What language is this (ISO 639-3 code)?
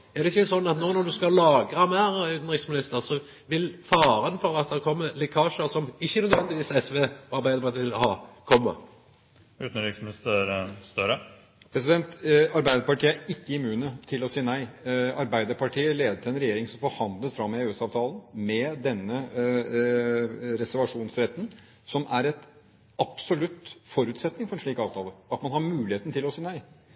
nor